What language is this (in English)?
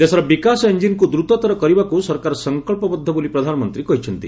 Odia